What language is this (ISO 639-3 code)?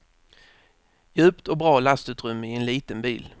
swe